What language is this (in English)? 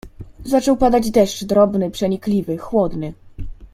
Polish